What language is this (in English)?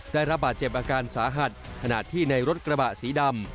Thai